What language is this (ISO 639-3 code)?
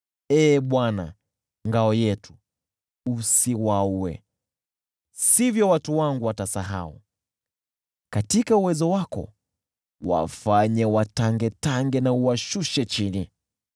swa